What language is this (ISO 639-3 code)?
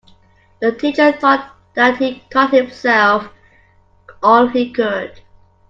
eng